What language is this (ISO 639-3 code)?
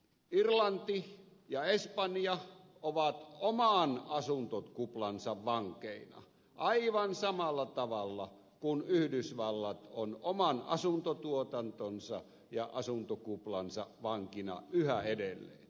fin